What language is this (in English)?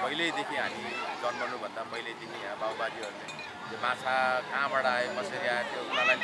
Indonesian